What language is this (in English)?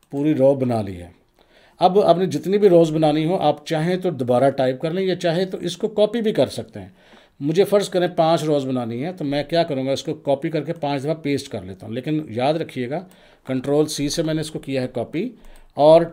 Hindi